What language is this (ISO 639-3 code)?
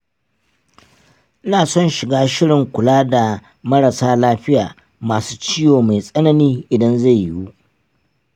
hau